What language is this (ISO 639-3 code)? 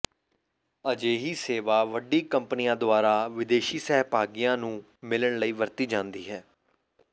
pan